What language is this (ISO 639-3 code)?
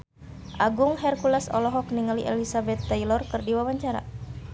sun